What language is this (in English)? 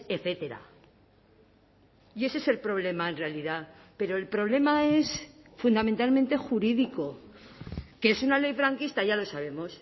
Spanish